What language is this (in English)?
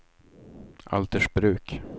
Swedish